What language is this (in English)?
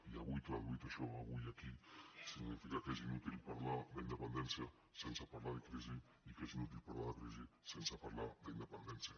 Catalan